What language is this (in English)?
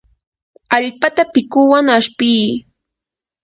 Yanahuanca Pasco Quechua